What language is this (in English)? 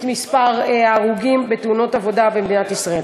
Hebrew